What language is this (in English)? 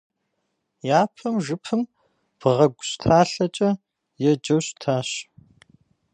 Kabardian